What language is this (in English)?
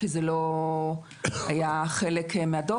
Hebrew